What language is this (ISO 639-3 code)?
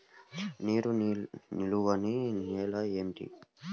tel